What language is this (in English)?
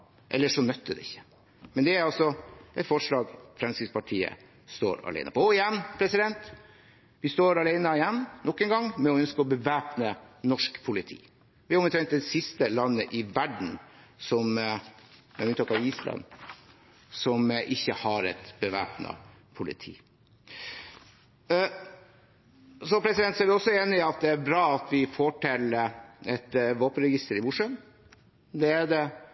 Norwegian Bokmål